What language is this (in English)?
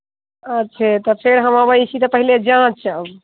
Maithili